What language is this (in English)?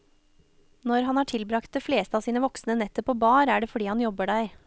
Norwegian